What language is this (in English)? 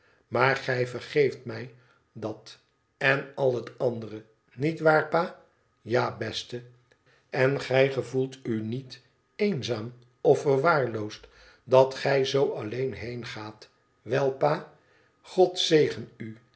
Dutch